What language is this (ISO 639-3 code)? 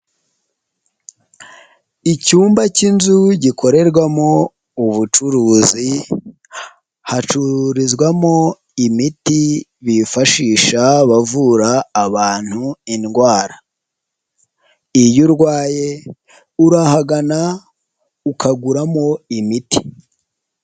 kin